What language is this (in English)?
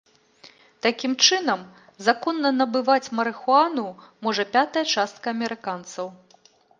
Belarusian